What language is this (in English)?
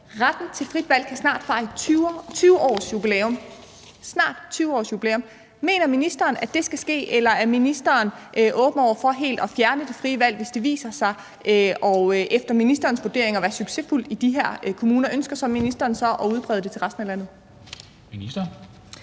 Danish